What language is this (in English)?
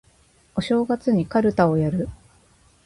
Japanese